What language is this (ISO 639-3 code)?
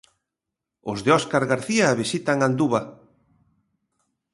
glg